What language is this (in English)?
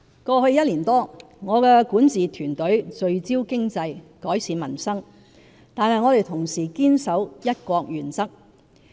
Cantonese